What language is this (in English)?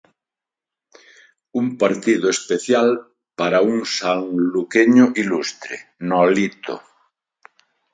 Galician